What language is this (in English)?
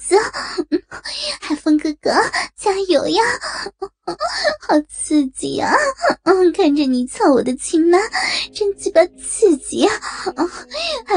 Chinese